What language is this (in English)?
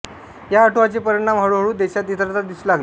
Marathi